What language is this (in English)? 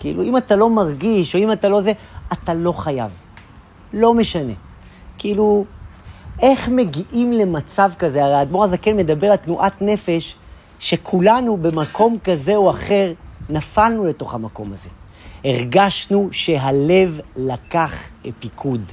Hebrew